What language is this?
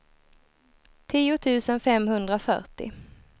Swedish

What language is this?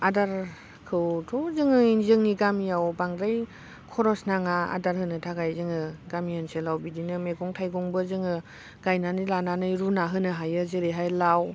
Bodo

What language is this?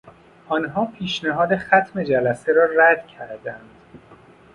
Persian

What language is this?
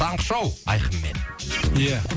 Kazakh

